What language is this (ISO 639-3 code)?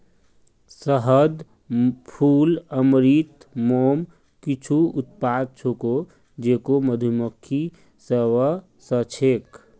mag